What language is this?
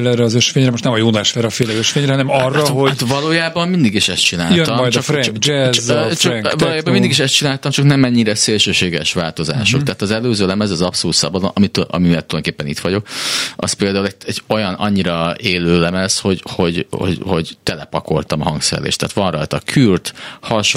Hungarian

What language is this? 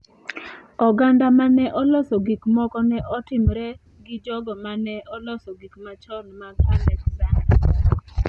Luo (Kenya and Tanzania)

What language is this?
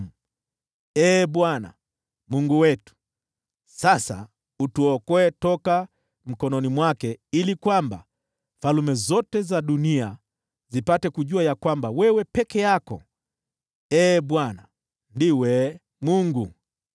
Swahili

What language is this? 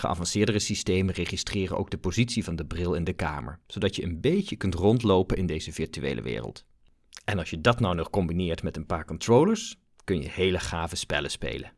Dutch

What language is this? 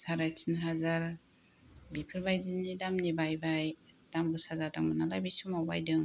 Bodo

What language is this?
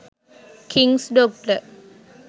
Sinhala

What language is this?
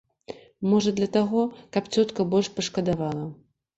Belarusian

